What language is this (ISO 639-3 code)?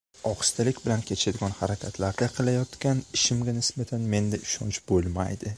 uzb